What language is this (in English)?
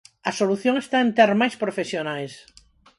Galician